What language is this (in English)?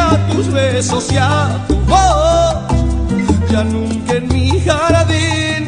Spanish